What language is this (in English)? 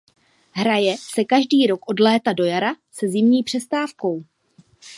Czech